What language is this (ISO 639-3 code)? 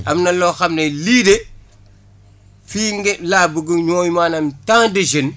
wol